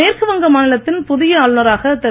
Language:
Tamil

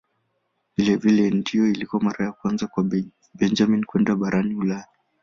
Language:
Swahili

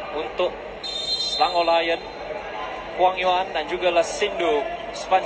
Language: Malay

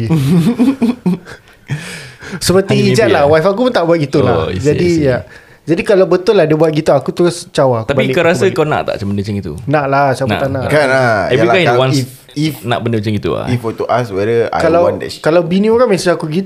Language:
Malay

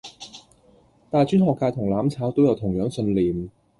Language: Cantonese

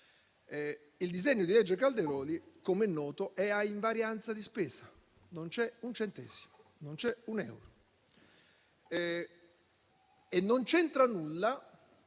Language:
Italian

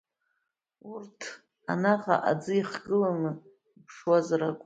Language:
Abkhazian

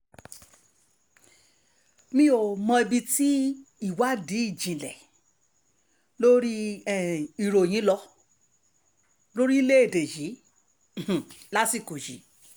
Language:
Yoruba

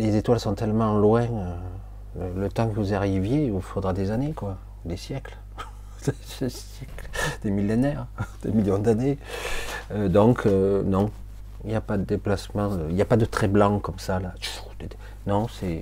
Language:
French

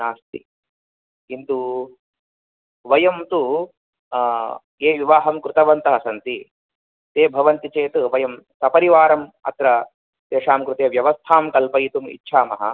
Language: Sanskrit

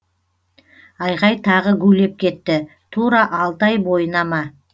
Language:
Kazakh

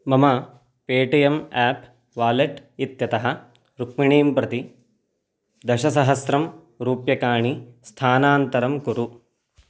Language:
Sanskrit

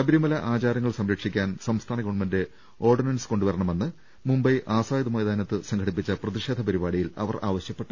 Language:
Malayalam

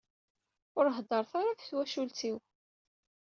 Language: Kabyle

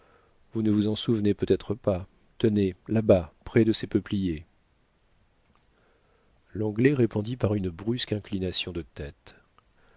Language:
French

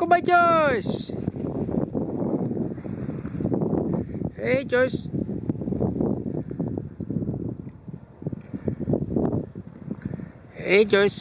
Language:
Dutch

